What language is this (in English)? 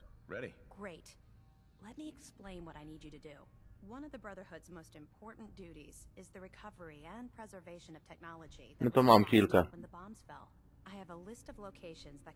Polish